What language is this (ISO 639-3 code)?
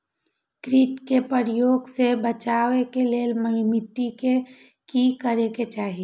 mai